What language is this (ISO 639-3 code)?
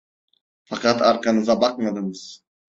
tur